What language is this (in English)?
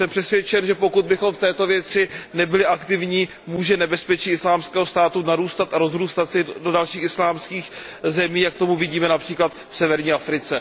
Czech